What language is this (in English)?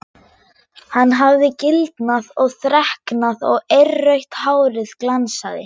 Icelandic